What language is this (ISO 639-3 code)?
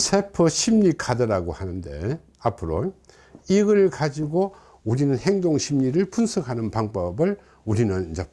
kor